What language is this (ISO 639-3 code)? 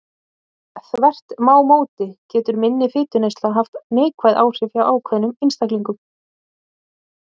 isl